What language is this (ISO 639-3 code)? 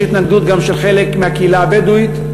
heb